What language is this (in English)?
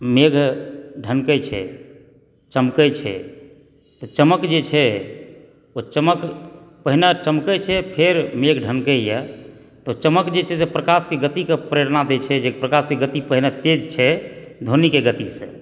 Maithili